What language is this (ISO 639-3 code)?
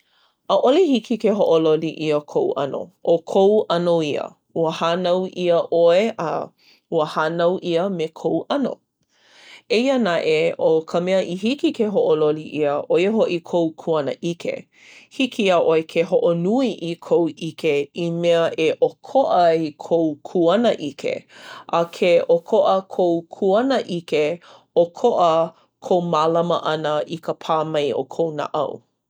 haw